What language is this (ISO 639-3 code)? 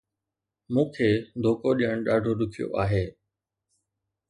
snd